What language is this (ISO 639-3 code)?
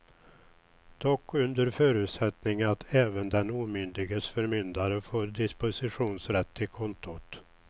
swe